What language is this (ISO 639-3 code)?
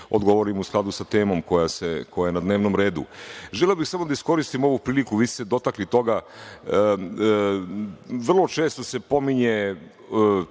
srp